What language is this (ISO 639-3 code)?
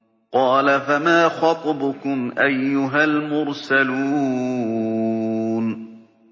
ara